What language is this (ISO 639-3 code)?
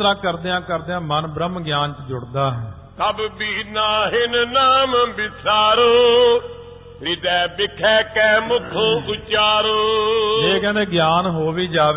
pan